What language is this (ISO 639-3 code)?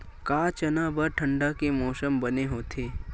hne